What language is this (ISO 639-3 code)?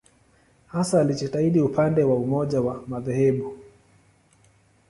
swa